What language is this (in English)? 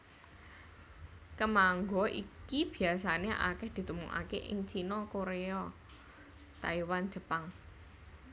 Javanese